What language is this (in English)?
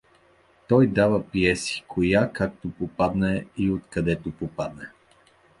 Bulgarian